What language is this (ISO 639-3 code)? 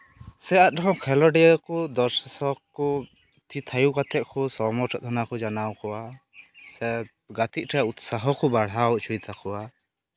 sat